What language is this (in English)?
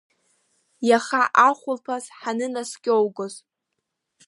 Abkhazian